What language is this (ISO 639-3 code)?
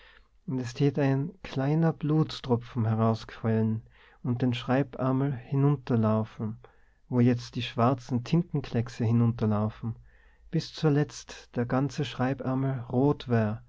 deu